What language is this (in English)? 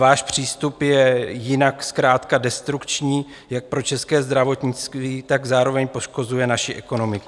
Czech